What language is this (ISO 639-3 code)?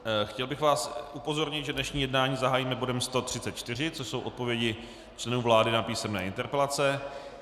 ces